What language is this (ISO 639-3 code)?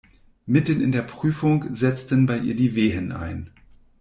deu